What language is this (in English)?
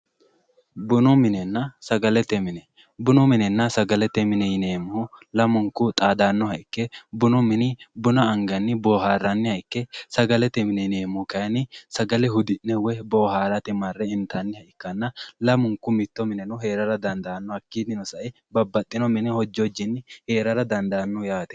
Sidamo